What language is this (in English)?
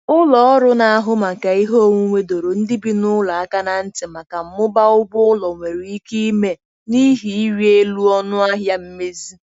Igbo